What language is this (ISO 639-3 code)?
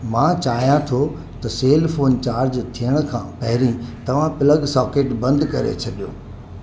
snd